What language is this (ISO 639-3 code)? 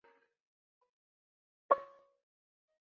zho